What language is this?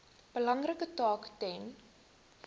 Afrikaans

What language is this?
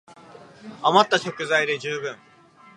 Japanese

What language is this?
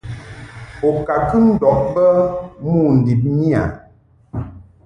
Mungaka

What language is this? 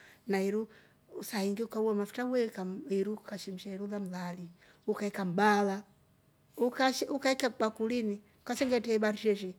Rombo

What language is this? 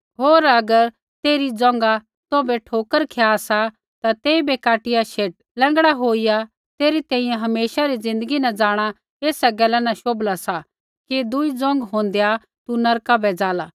Kullu Pahari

